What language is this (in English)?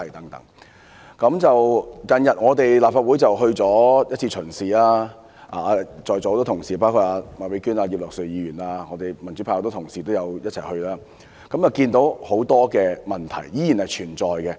Cantonese